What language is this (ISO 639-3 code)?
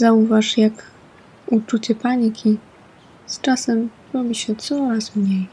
pol